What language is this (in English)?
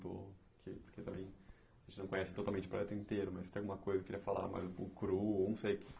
Portuguese